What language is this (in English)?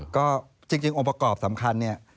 Thai